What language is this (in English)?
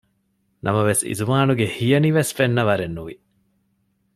Divehi